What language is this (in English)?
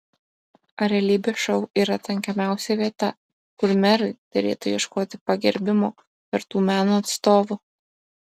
Lithuanian